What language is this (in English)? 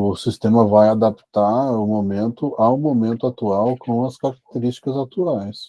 Portuguese